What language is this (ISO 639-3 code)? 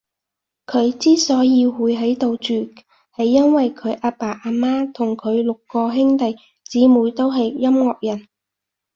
yue